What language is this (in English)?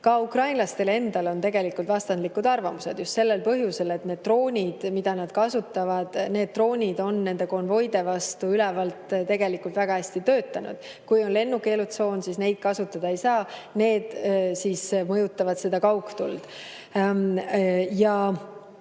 Estonian